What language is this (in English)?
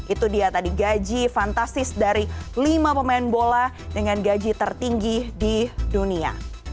Indonesian